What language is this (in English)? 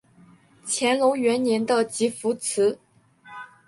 Chinese